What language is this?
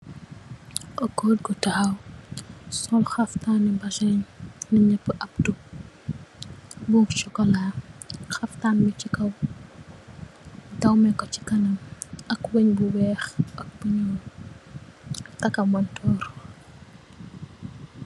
Wolof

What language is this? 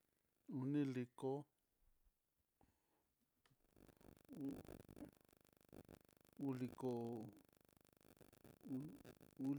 Mitlatongo Mixtec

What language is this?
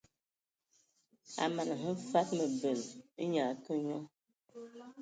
Ewondo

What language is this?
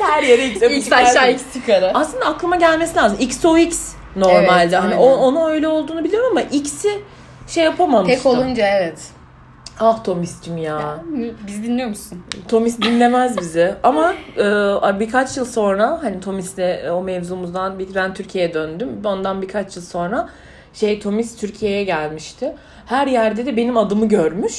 Turkish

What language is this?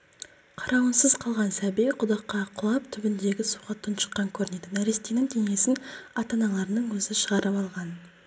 Kazakh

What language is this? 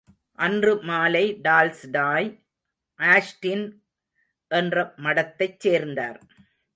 Tamil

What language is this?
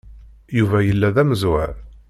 Kabyle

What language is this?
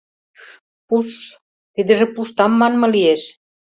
Mari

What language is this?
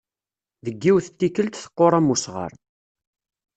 Kabyle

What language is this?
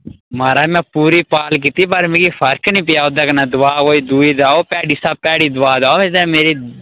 Dogri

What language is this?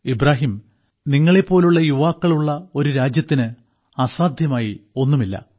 Malayalam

